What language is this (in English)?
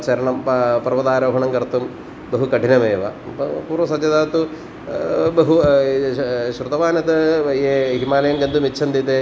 Sanskrit